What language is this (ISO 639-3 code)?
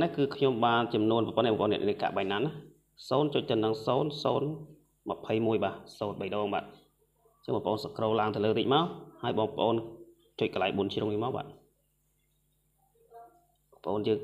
vie